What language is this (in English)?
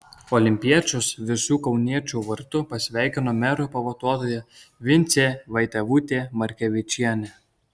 Lithuanian